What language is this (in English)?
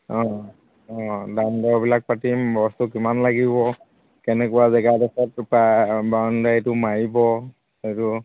Assamese